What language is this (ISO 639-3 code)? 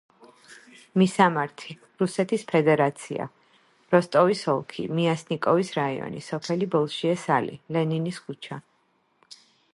kat